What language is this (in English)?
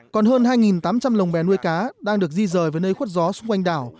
Vietnamese